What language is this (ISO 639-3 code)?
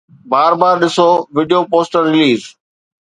snd